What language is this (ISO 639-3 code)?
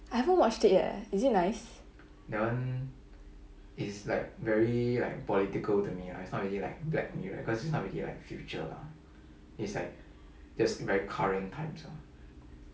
eng